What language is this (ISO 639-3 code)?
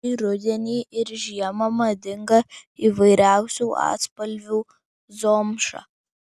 lit